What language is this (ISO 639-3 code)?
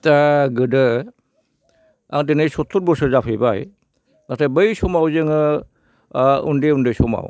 brx